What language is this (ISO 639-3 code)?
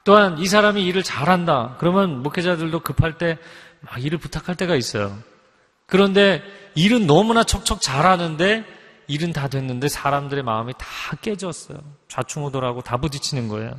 kor